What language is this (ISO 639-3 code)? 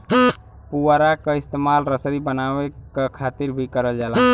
bho